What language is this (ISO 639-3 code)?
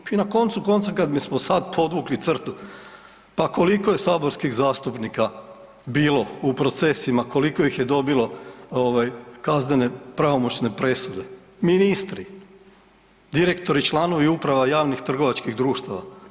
hrv